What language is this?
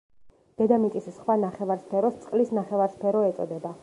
Georgian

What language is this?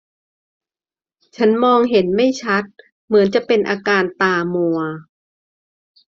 Thai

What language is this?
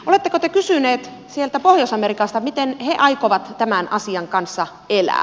Finnish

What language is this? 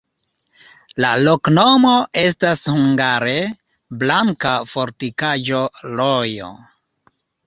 Esperanto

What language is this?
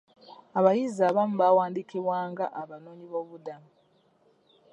Ganda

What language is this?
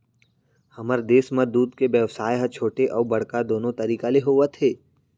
Chhattisgarhi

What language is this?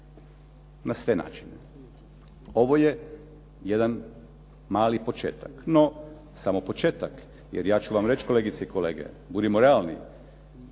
Croatian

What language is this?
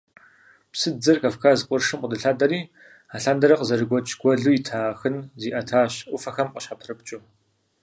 Kabardian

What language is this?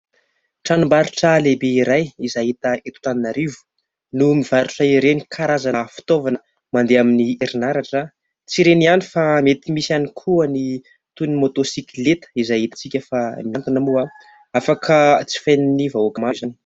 Malagasy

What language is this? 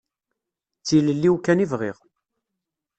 Kabyle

